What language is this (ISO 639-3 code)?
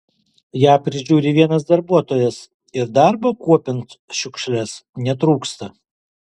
lit